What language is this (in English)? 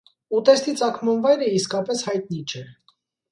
Armenian